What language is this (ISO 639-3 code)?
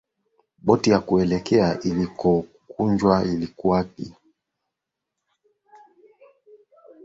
swa